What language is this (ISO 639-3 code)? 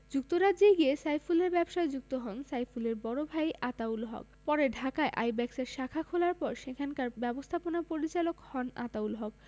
ben